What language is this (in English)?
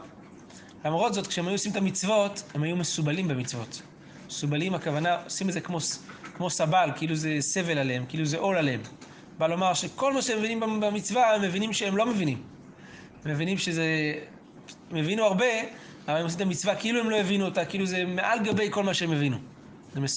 Hebrew